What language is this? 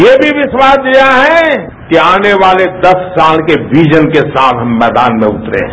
Hindi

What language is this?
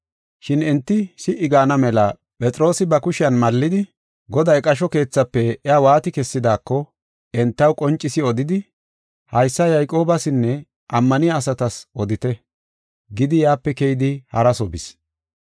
Gofa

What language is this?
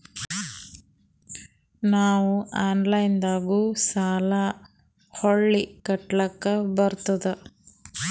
Kannada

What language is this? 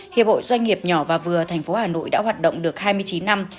Vietnamese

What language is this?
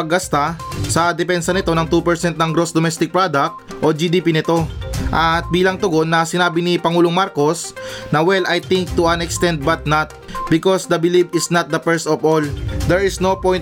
Filipino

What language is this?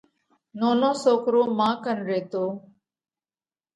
Parkari Koli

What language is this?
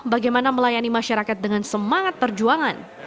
Indonesian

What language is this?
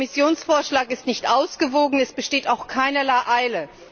German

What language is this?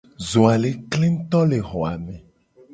Gen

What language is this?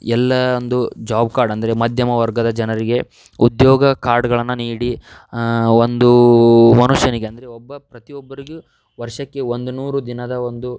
Kannada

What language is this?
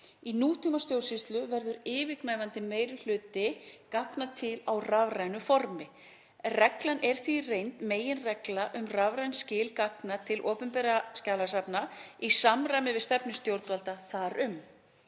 Icelandic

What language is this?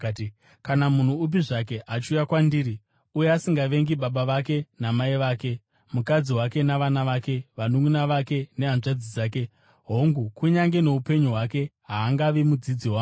Shona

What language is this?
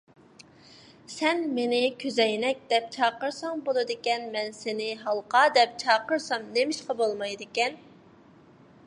Uyghur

